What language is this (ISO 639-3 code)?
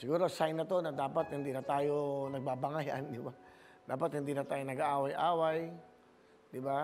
fil